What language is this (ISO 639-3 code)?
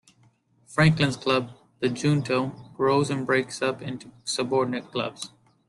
eng